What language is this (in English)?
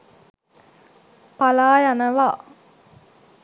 Sinhala